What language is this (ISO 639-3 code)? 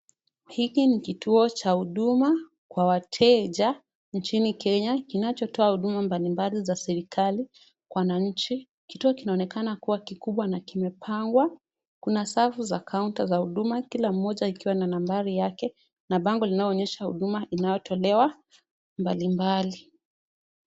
swa